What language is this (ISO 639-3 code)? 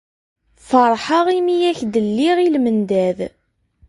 kab